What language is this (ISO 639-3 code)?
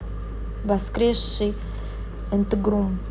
rus